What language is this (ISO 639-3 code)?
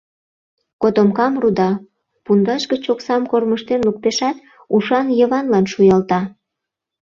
chm